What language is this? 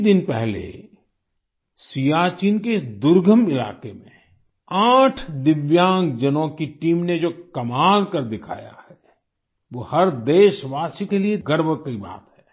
Hindi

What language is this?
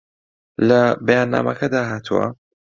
Central Kurdish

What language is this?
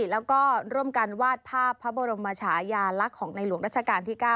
Thai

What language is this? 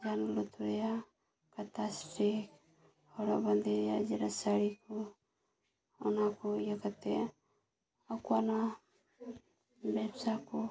Santali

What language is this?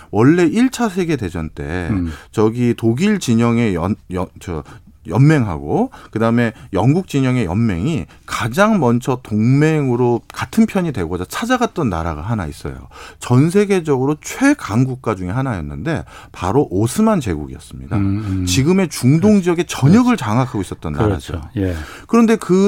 Korean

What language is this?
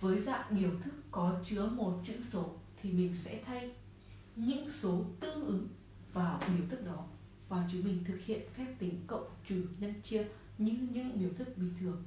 Vietnamese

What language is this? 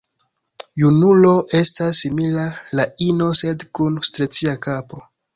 Esperanto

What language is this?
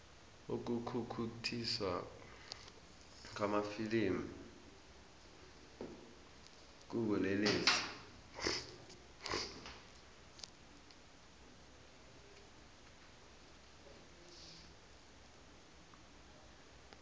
South Ndebele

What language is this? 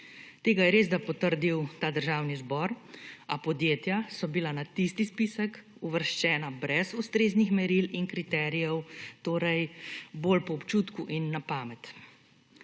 Slovenian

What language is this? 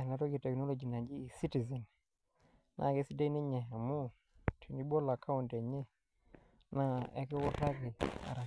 Masai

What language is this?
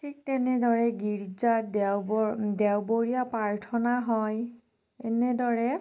Assamese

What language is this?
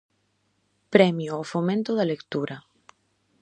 Galician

